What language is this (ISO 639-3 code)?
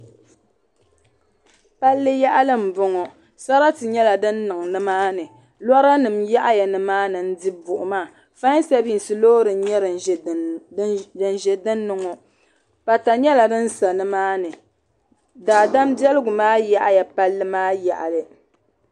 dag